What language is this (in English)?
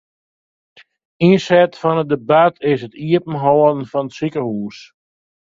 Western Frisian